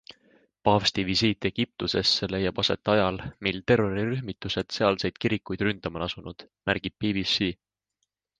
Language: Estonian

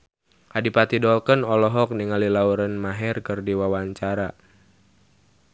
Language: Sundanese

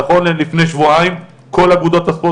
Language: Hebrew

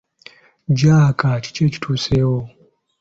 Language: Ganda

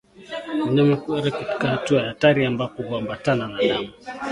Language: Swahili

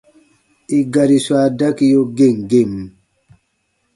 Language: Baatonum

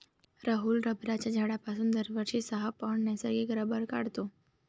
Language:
Marathi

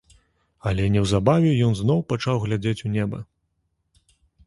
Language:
Belarusian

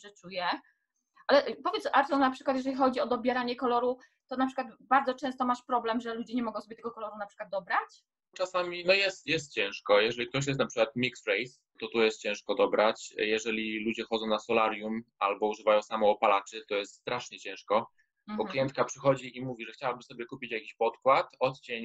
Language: Polish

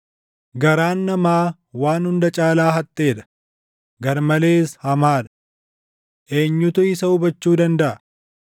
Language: Oromo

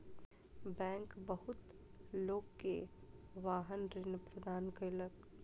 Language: Maithili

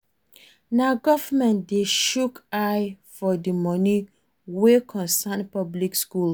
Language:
Nigerian Pidgin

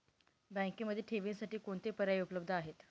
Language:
Marathi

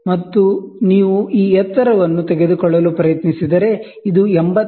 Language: Kannada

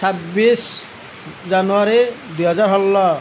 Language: Assamese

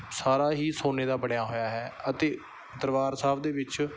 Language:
Punjabi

